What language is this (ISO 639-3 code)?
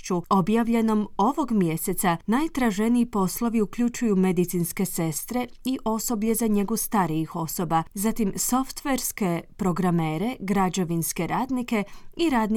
hrv